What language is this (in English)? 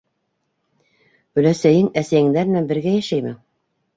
Bashkir